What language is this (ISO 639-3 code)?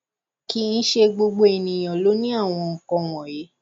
yor